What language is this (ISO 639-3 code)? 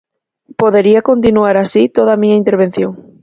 glg